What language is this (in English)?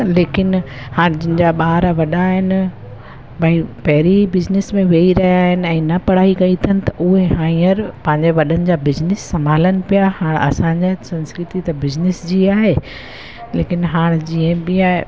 Sindhi